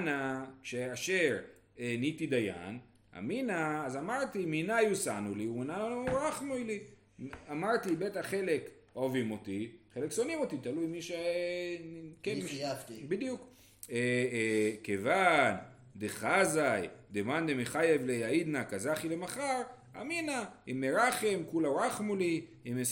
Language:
Hebrew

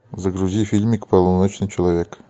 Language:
Russian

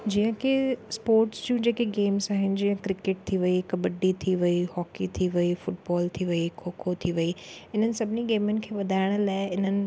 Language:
Sindhi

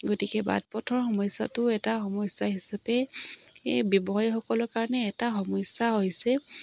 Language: Assamese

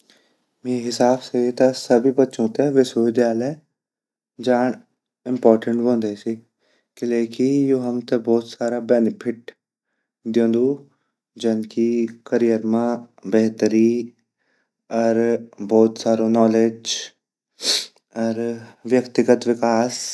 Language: Garhwali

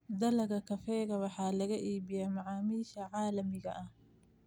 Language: Somali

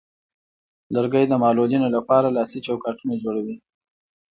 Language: Pashto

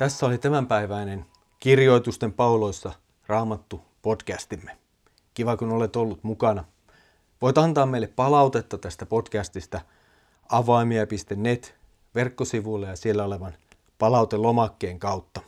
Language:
Finnish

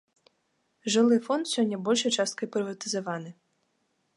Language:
Belarusian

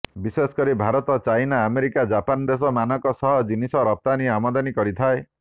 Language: Odia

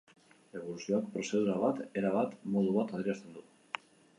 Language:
Basque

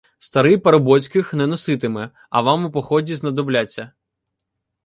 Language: Ukrainian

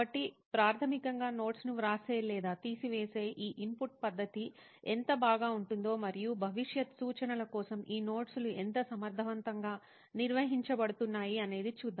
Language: Telugu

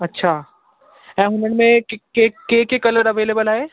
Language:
Sindhi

